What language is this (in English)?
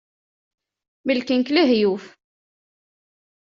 Kabyle